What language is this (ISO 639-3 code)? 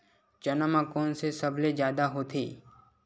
hne